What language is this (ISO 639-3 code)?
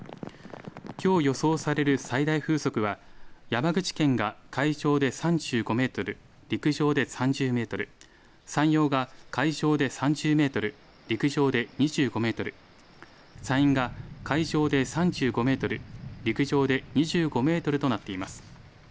jpn